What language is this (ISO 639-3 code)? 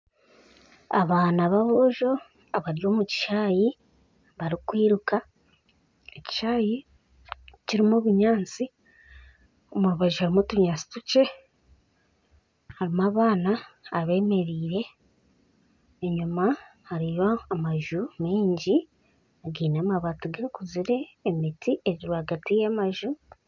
nyn